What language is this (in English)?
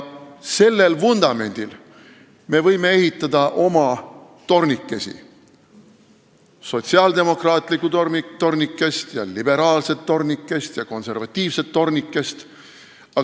Estonian